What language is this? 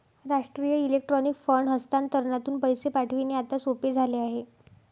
Marathi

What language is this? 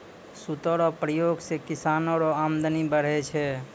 Maithili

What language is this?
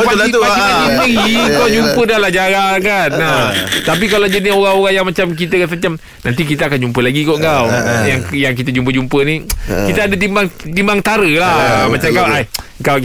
Malay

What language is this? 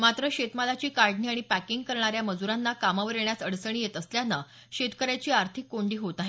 Marathi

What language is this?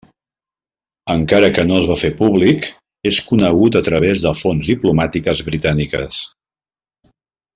Catalan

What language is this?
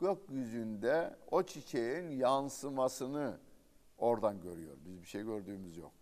Turkish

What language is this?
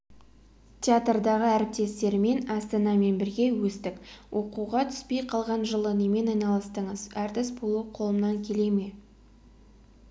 Kazakh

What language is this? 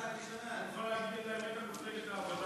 Hebrew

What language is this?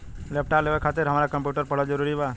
Bhojpuri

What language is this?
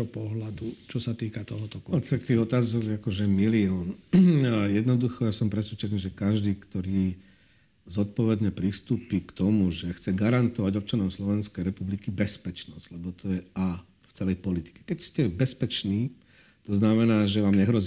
Slovak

